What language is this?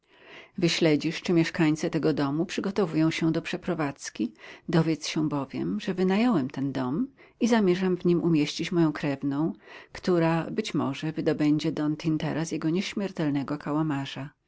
Polish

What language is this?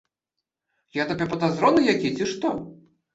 Belarusian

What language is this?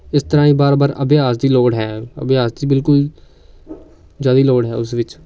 Punjabi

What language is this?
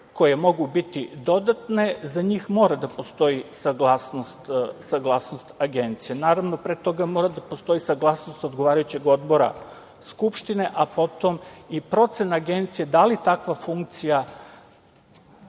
Serbian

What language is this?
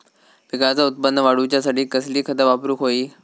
Marathi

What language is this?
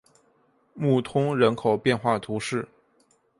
Chinese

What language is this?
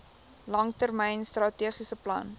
Afrikaans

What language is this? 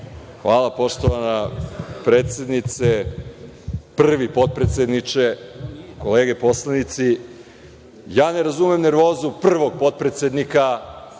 Serbian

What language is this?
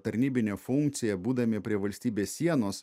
Lithuanian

